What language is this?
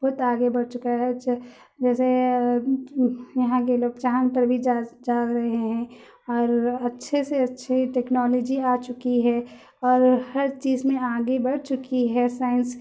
Urdu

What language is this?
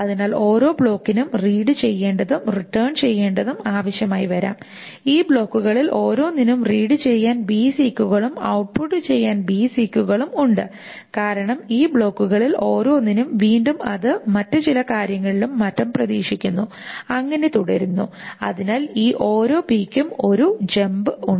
Malayalam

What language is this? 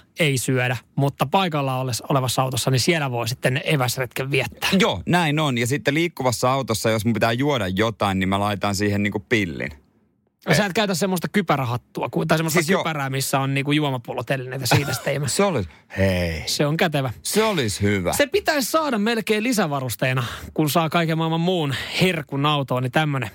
Finnish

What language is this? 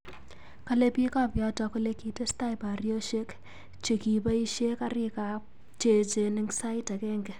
Kalenjin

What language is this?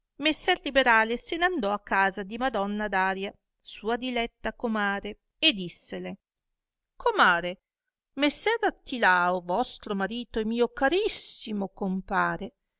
Italian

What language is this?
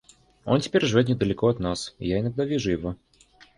Russian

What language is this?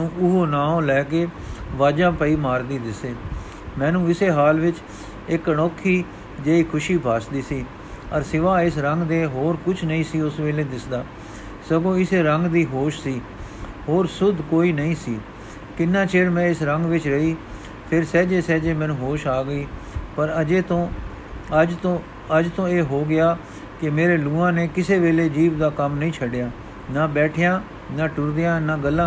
Punjabi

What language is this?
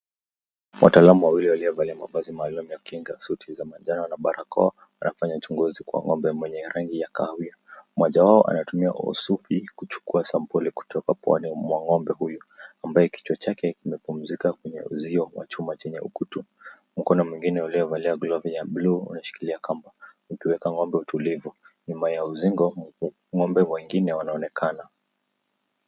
Swahili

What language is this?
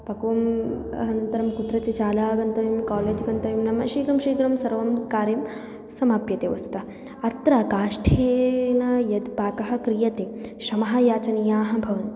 Sanskrit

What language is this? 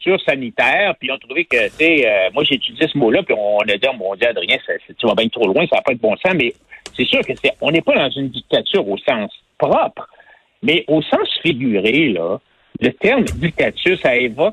French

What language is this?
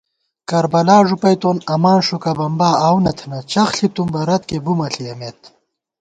Gawar-Bati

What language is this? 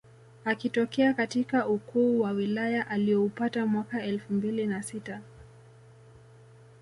Swahili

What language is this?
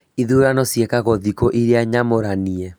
Kikuyu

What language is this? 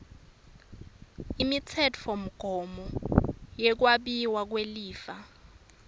Swati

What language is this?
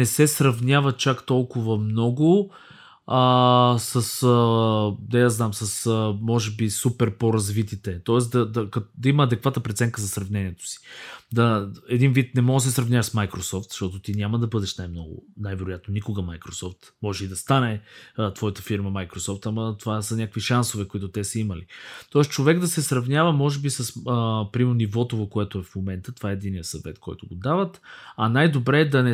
Bulgarian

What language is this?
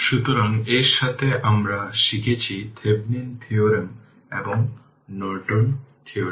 Bangla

